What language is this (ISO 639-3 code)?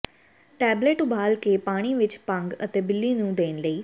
pan